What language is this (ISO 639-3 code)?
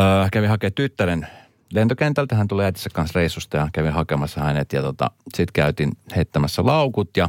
fin